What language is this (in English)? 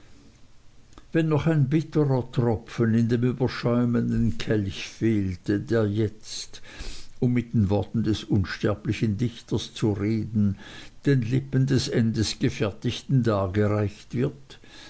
German